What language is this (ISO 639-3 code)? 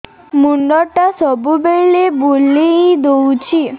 ori